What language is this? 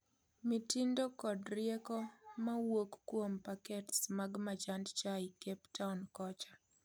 Luo (Kenya and Tanzania)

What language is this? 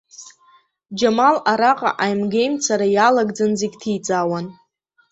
Abkhazian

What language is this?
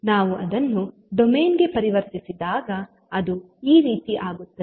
Kannada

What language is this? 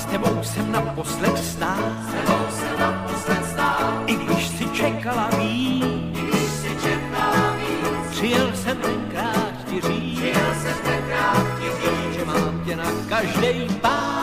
Slovak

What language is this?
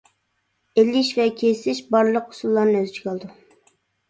Uyghur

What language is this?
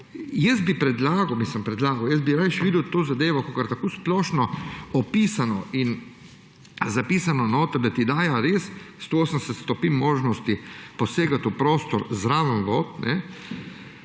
Slovenian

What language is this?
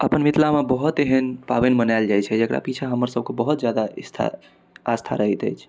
Maithili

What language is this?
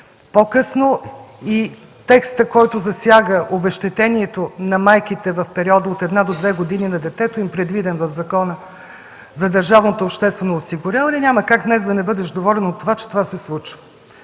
Bulgarian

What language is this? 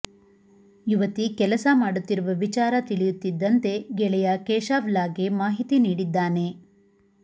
Kannada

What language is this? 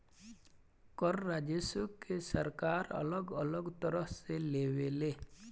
Bhojpuri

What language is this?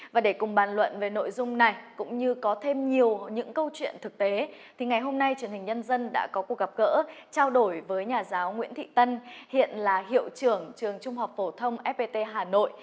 Vietnamese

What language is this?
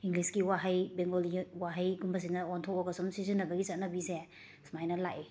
Manipuri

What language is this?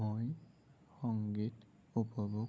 Assamese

